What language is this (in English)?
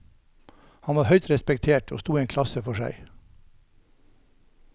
Norwegian